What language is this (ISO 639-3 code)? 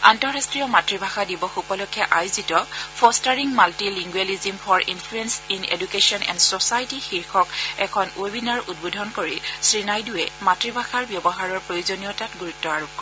asm